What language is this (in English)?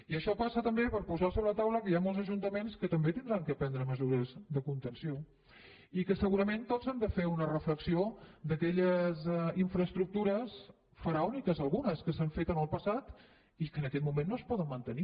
Catalan